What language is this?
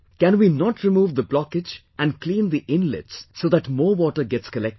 English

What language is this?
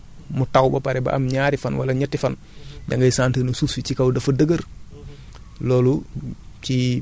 Wolof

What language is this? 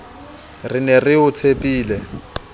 Southern Sotho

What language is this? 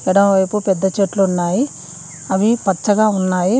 Telugu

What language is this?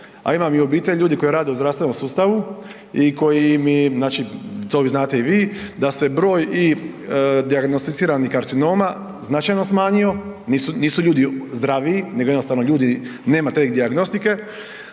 Croatian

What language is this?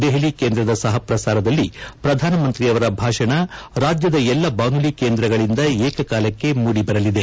Kannada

